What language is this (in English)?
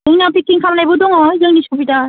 Bodo